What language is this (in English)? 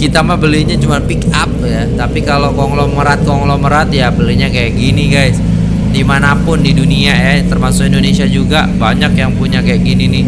Indonesian